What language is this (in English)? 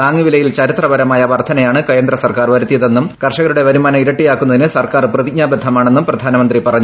Malayalam